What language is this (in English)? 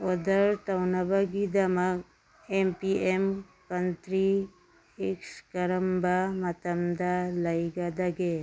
Manipuri